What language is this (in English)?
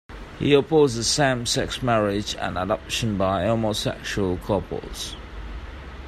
English